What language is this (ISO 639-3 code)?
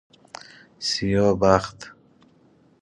fas